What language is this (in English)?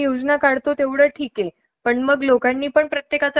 Marathi